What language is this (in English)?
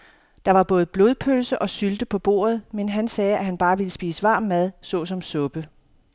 Danish